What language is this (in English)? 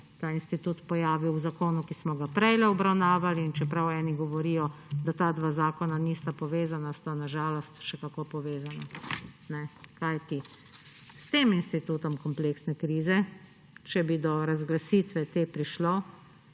Slovenian